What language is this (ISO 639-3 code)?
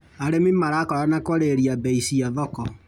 kik